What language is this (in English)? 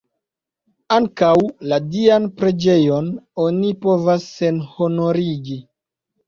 Esperanto